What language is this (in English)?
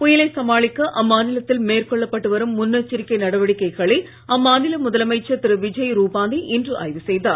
Tamil